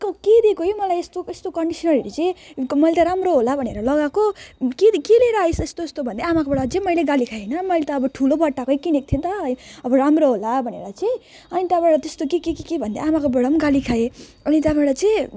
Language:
Nepali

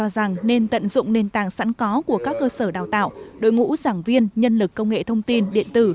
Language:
Vietnamese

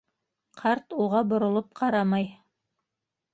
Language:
Bashkir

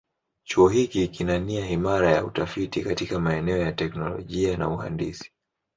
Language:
Swahili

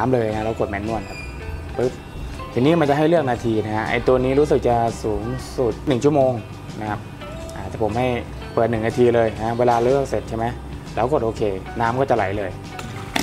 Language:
Thai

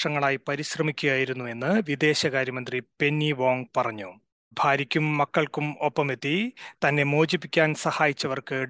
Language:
Malayalam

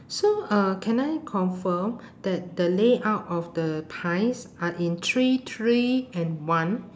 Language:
English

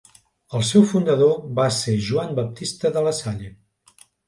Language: Catalan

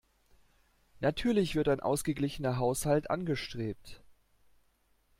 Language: German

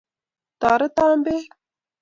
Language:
Kalenjin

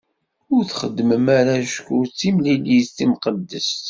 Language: Kabyle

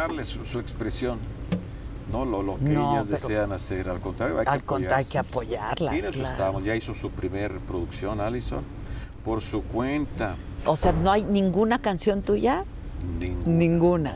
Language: Spanish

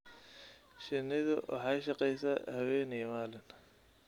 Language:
Somali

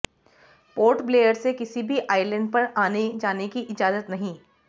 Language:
Hindi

